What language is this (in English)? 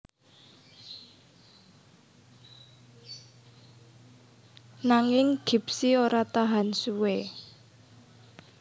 Javanese